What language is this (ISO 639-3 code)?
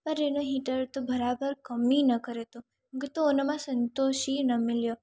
snd